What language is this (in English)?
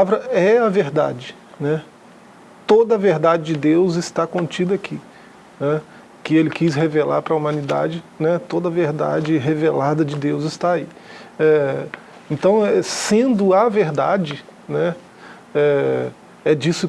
Portuguese